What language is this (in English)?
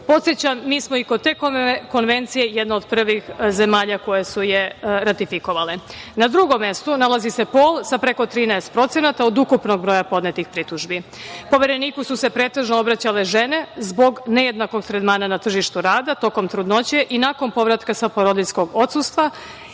Serbian